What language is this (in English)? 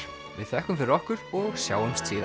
Icelandic